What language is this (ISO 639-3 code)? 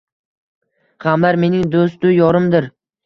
uzb